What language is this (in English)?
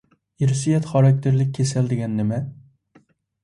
Uyghur